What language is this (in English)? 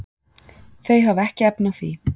Icelandic